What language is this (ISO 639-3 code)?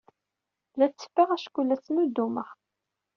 kab